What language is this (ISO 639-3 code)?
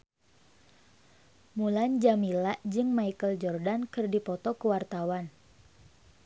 sun